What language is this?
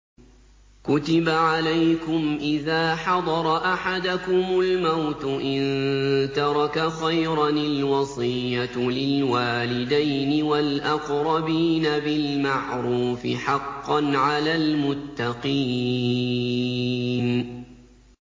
Arabic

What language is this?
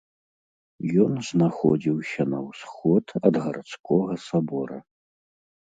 Belarusian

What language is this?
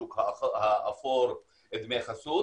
Hebrew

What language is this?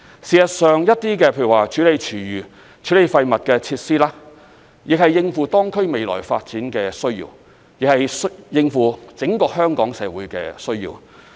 Cantonese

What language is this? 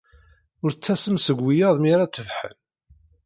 Kabyle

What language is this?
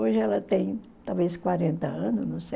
Portuguese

